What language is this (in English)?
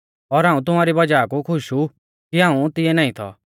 Mahasu Pahari